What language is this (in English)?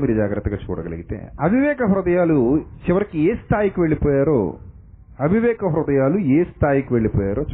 Telugu